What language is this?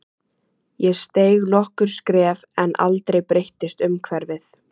Icelandic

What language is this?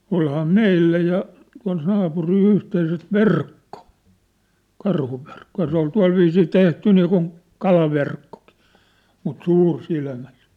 Finnish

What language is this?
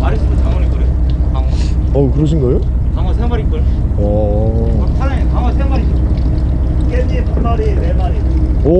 Korean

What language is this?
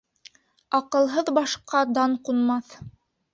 Bashkir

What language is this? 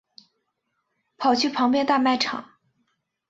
Chinese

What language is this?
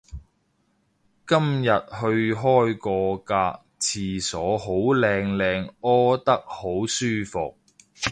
Cantonese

